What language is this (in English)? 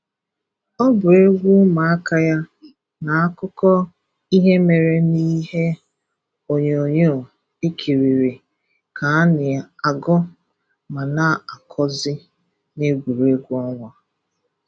Igbo